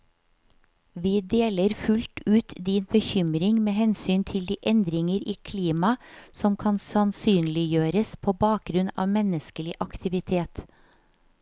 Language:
Norwegian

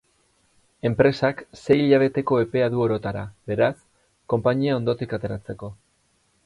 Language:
Basque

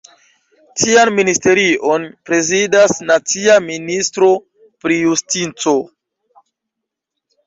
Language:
Esperanto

